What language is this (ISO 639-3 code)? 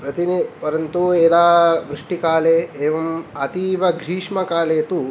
san